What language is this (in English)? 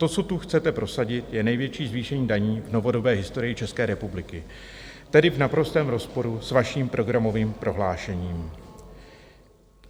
Czech